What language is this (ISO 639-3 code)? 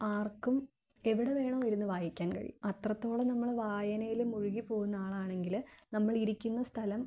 mal